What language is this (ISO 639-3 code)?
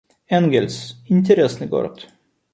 rus